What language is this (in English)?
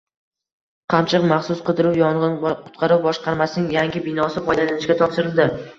Uzbek